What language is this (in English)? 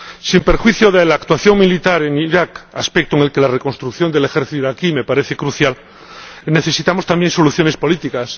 Spanish